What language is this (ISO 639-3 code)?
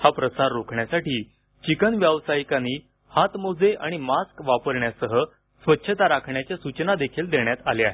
mar